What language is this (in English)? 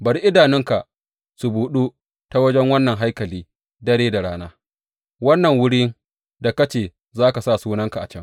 Hausa